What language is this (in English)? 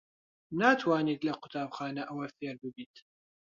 Central Kurdish